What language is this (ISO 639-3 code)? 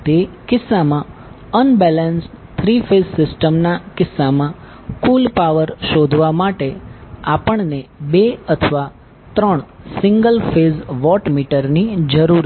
guj